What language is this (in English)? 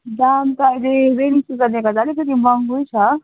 Nepali